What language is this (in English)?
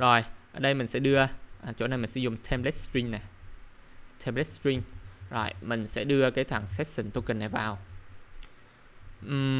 Vietnamese